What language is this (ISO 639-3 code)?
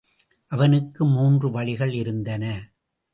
tam